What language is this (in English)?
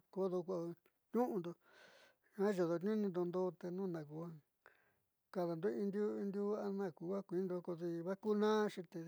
Southeastern Nochixtlán Mixtec